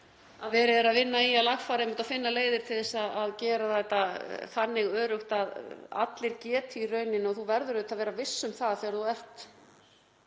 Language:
Icelandic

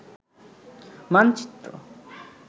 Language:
Bangla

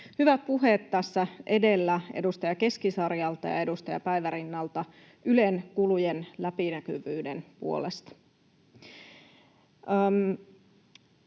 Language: Finnish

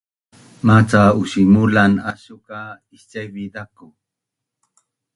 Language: Bunun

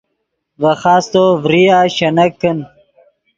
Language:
Yidgha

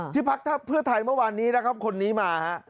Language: Thai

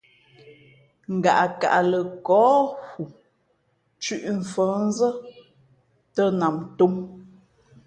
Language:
Fe'fe'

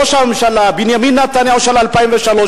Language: Hebrew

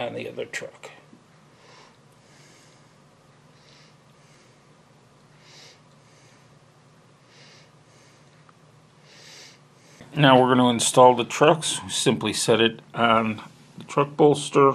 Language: English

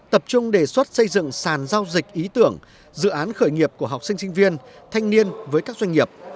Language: Vietnamese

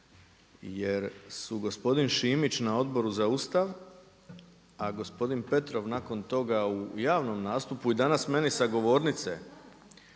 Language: Croatian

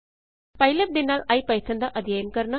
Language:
Punjabi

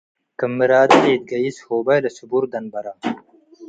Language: Tigre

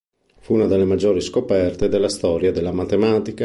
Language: Italian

